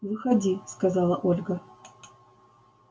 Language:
Russian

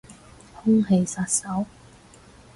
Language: Cantonese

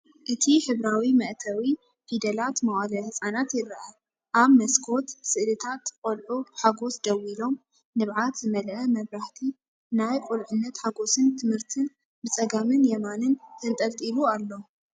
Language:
Tigrinya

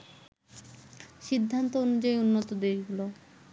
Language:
Bangla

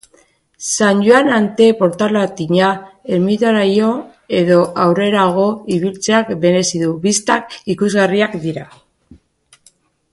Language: Basque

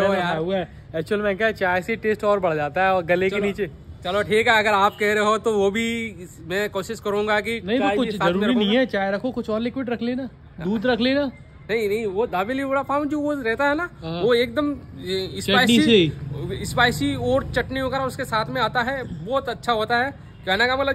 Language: Hindi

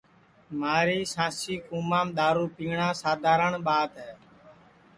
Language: Sansi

